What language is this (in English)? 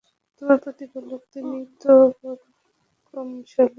Bangla